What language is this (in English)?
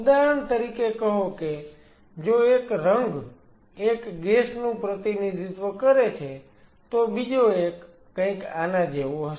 Gujarati